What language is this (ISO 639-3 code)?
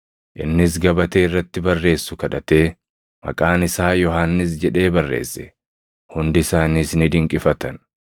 orm